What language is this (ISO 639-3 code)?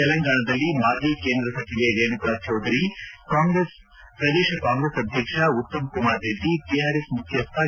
kan